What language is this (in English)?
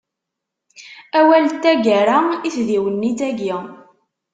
Kabyle